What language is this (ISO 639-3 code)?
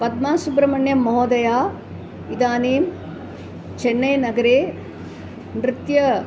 san